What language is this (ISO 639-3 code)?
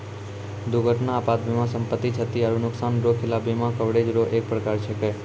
mai